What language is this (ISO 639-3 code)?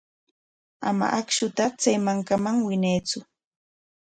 qwa